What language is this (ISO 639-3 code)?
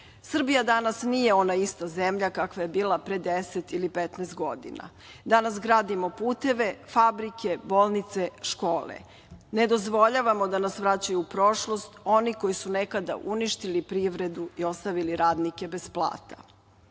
srp